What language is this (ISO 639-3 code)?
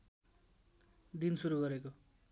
nep